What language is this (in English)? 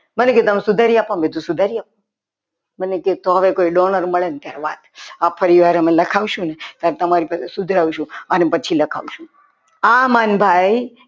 Gujarati